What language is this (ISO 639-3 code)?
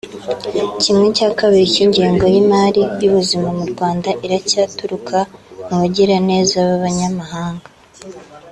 kin